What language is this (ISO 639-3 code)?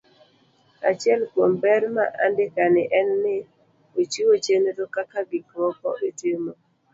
luo